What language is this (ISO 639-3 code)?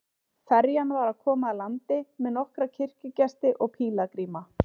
isl